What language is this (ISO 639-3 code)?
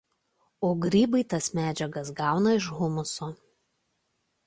lit